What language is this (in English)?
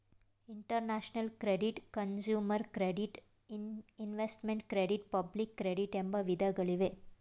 Kannada